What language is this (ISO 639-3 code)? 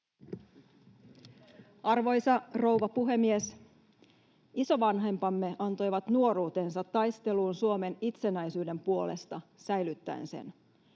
fin